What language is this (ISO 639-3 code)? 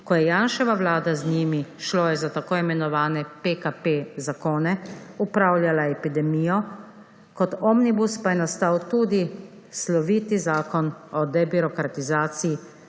slv